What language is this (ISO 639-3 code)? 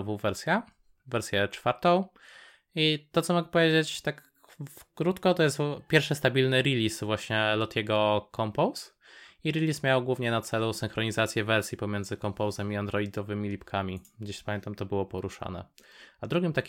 pol